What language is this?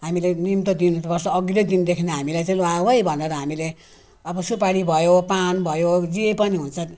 Nepali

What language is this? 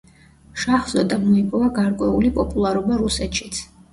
Georgian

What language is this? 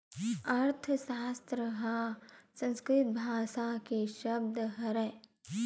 Chhattisgarhi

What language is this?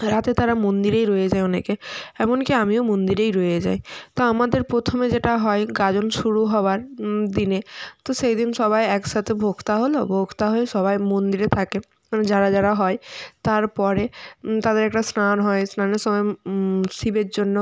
Bangla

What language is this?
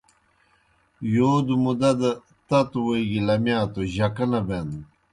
Kohistani Shina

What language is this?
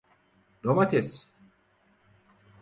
Turkish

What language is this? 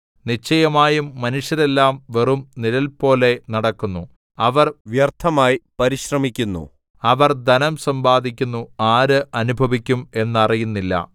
Malayalam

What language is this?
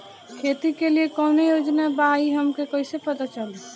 Bhojpuri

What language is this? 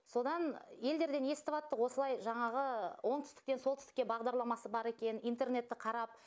Kazakh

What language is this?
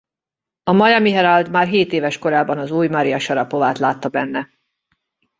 Hungarian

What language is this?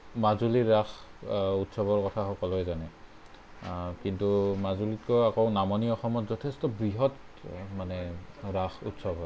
Assamese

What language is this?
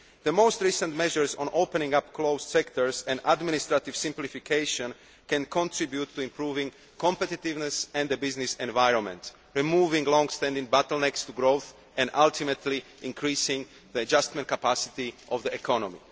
English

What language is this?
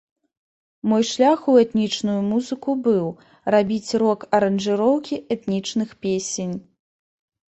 Belarusian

